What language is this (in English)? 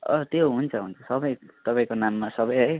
Nepali